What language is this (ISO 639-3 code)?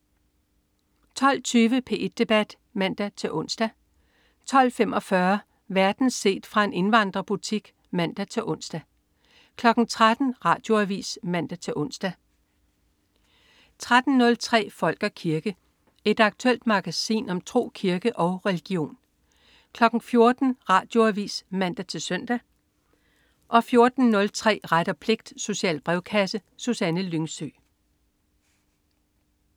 dan